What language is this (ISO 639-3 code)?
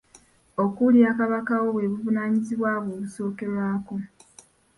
lug